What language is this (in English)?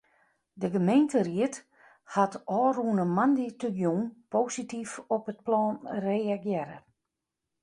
Western Frisian